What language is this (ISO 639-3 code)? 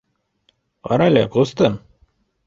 bak